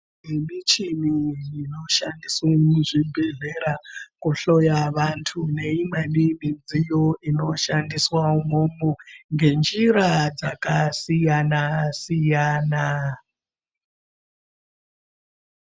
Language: Ndau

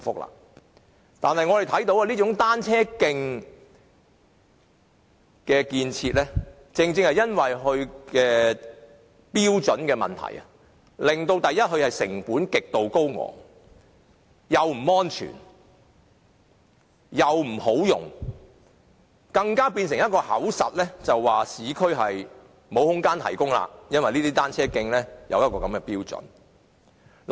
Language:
Cantonese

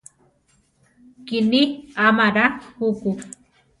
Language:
Central Tarahumara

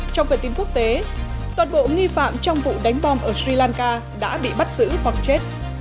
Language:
Vietnamese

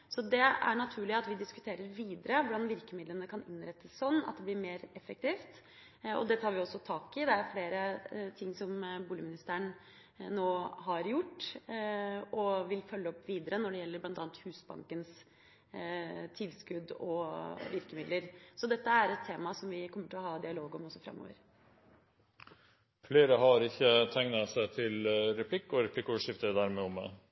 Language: Norwegian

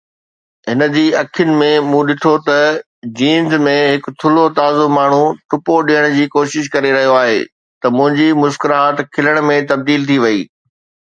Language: Sindhi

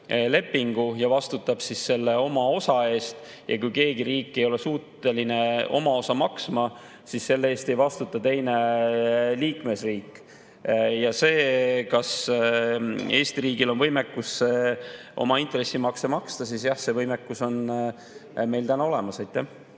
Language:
Estonian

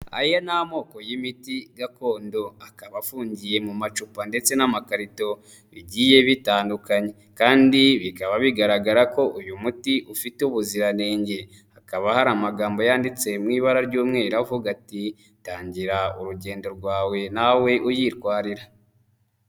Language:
Kinyarwanda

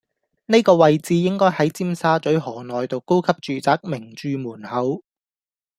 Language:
Cantonese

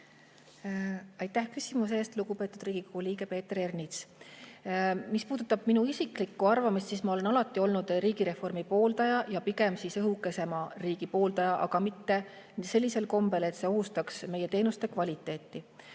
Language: Estonian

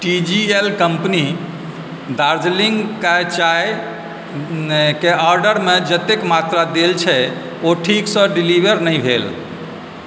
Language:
Maithili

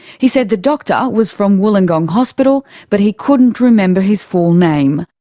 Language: English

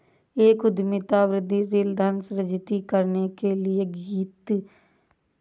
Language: Hindi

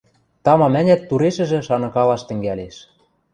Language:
Western Mari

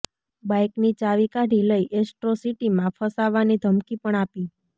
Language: Gujarati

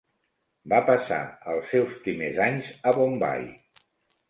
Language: Catalan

